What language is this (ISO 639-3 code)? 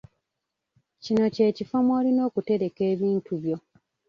lug